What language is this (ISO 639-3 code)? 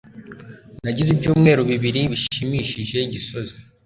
kin